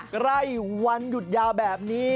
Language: Thai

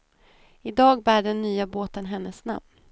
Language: Swedish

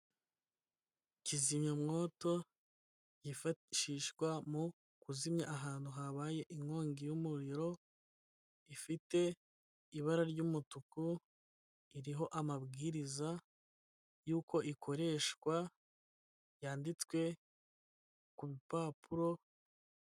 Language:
Kinyarwanda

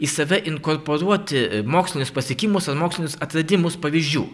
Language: Lithuanian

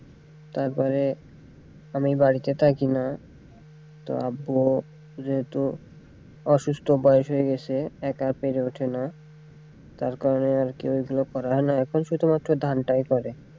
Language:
Bangla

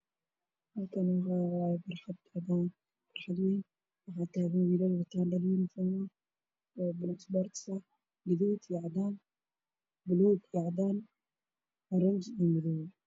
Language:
Somali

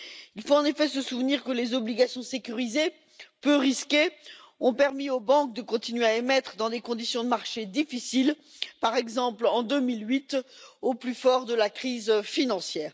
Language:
French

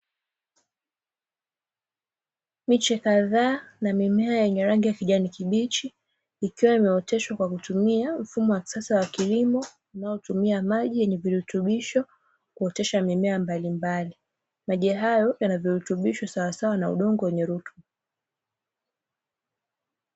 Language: Swahili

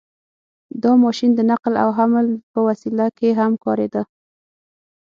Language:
Pashto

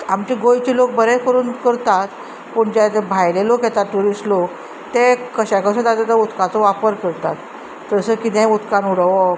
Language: Konkani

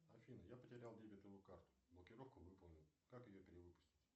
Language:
Russian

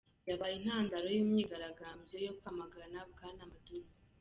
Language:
Kinyarwanda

